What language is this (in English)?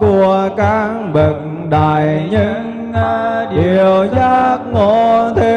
Vietnamese